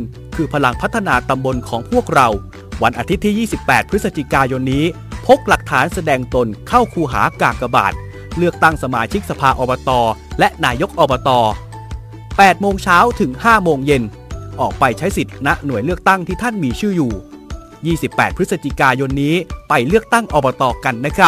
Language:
Thai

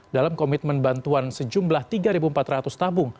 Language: Indonesian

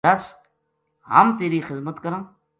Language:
Gujari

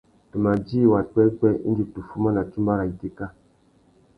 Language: Tuki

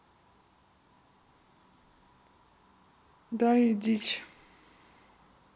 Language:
Russian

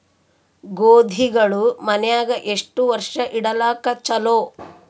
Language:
Kannada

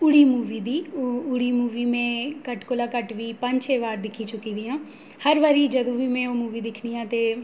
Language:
Dogri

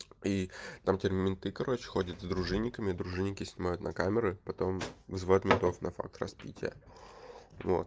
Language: Russian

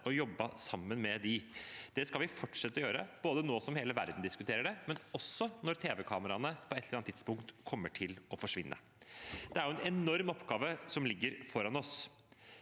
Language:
Norwegian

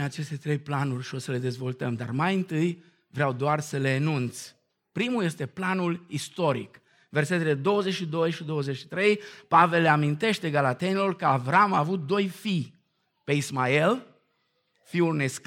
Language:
Romanian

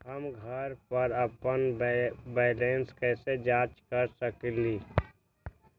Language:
Magahi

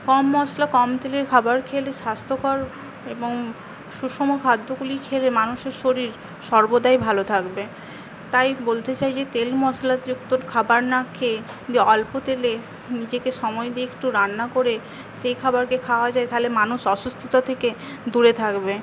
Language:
Bangla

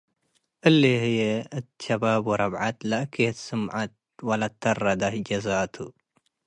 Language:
Tigre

